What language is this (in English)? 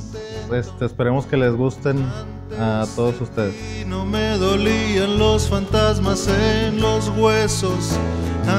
Spanish